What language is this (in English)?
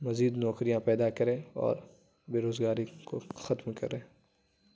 Urdu